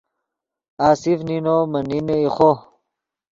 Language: Yidgha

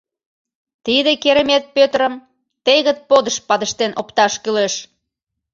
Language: Mari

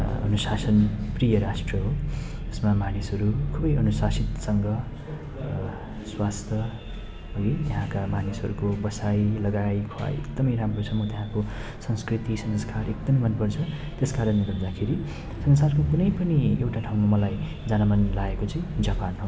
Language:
Nepali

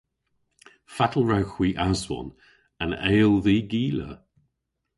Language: Cornish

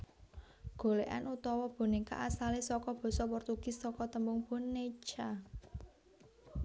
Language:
Javanese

